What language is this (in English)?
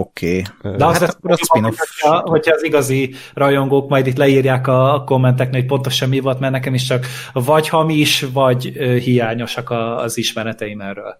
Hungarian